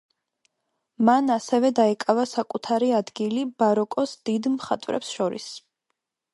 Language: Georgian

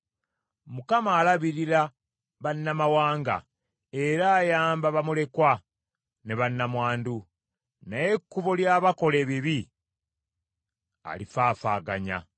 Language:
Ganda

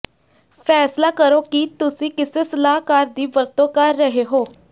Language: Punjabi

